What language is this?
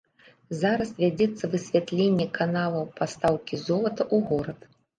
Belarusian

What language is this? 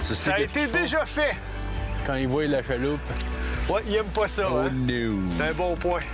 French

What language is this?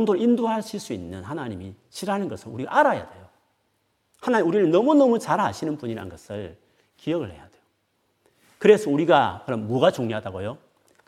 Korean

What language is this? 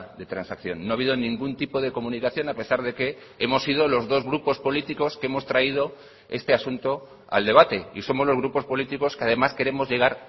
Spanish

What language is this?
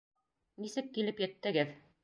Bashkir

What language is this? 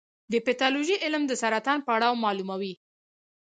Pashto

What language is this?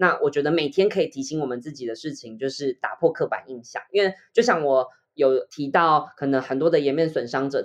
Chinese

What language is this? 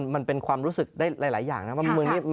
Thai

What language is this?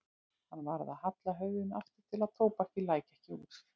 Icelandic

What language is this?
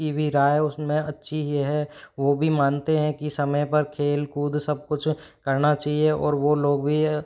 Hindi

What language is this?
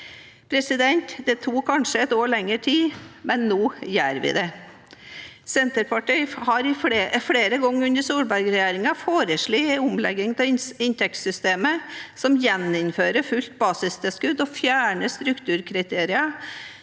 Norwegian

